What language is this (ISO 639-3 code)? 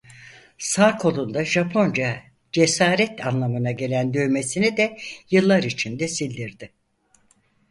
tur